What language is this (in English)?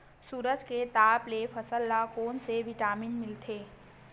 Chhattisgarhi